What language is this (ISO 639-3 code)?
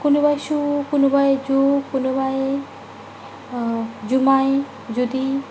asm